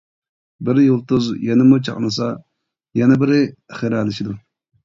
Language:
Uyghur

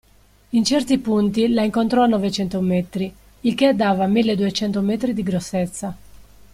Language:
Italian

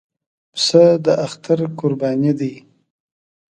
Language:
Pashto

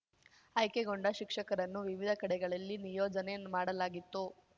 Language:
Kannada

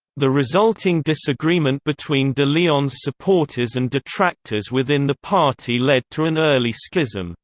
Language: English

